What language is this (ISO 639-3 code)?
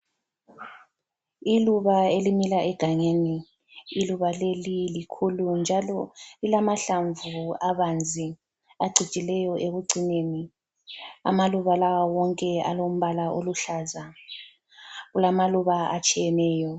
nde